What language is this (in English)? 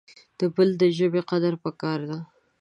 Pashto